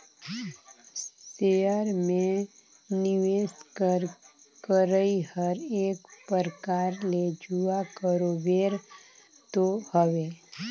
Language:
Chhattisgarhi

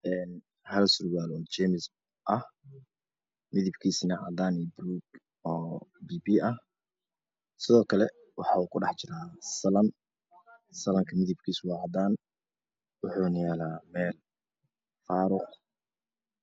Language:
Somali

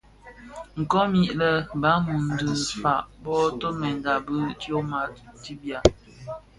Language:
Bafia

